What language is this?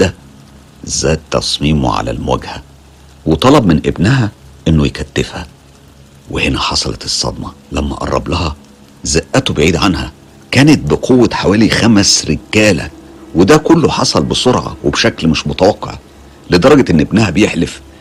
Arabic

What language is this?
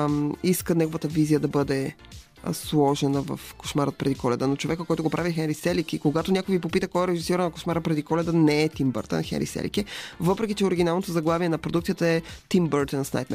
Bulgarian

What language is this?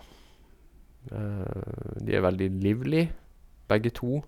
Norwegian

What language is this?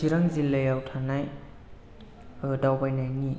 Bodo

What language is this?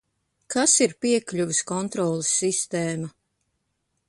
Latvian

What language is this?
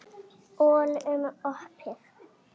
Icelandic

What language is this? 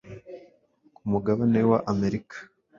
Kinyarwanda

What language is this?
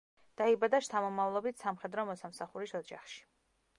Georgian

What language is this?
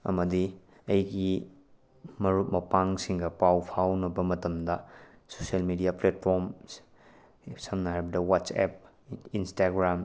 Manipuri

